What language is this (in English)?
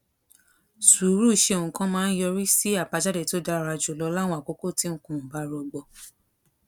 Yoruba